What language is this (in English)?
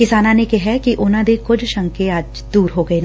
Punjabi